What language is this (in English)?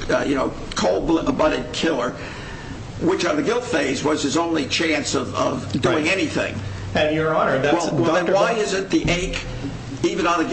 English